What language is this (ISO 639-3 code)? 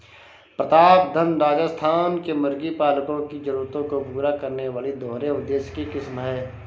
hin